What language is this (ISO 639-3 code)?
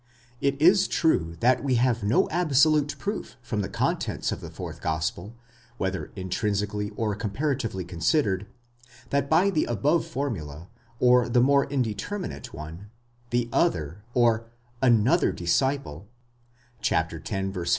eng